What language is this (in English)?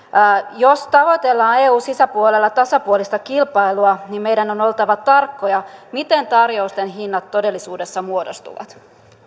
Finnish